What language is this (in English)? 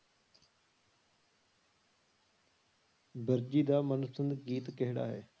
Punjabi